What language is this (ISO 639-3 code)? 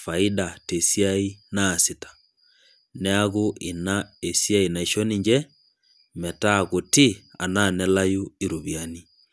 mas